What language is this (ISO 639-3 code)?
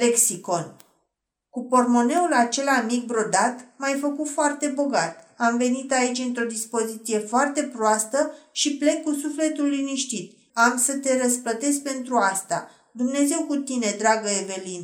ron